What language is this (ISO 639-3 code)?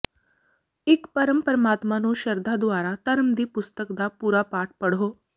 pan